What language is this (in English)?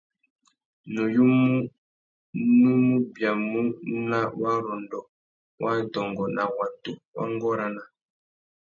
Tuki